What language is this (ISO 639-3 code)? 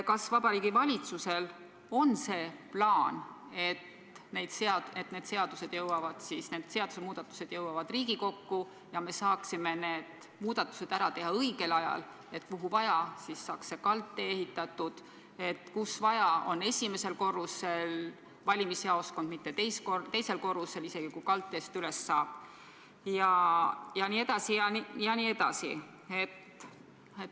est